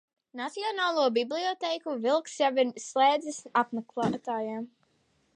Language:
Latvian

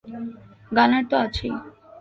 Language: Bangla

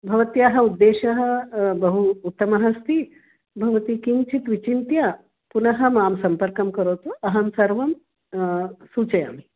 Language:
Sanskrit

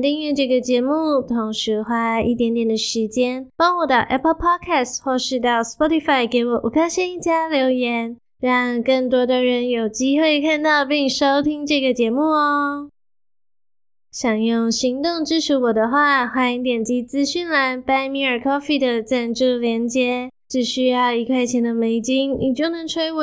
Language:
Chinese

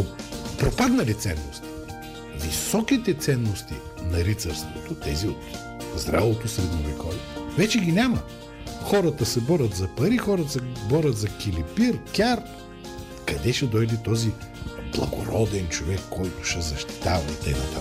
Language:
Bulgarian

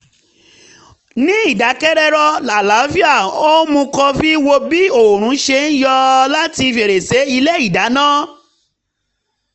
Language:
Yoruba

